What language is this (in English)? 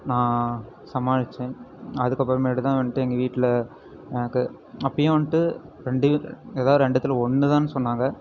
Tamil